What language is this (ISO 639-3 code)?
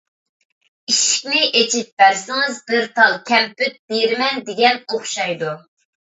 uig